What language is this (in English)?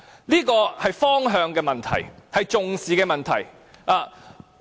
Cantonese